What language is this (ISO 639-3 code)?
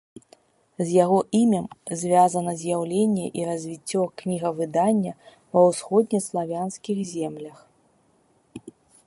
bel